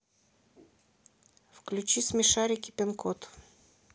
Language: Russian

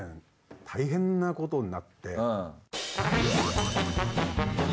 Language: Japanese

